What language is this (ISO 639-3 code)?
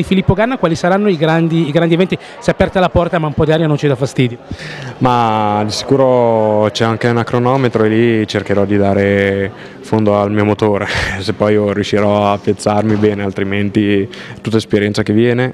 ita